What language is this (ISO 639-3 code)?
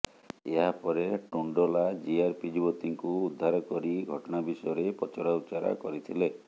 ori